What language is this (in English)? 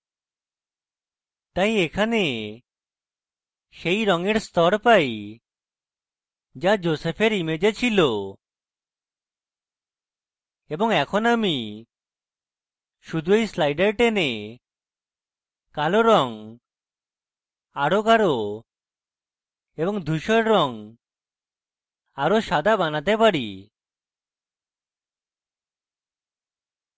Bangla